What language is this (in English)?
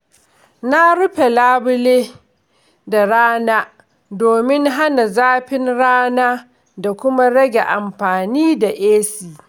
Hausa